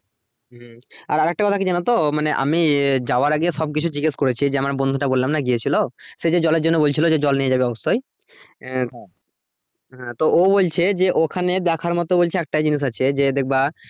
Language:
Bangla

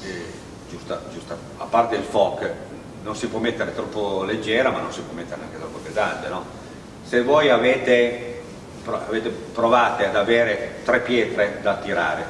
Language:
Italian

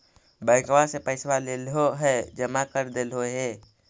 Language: Magahi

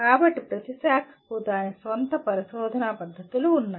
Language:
Telugu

